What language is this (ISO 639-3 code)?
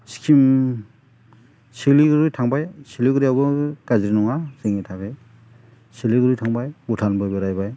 brx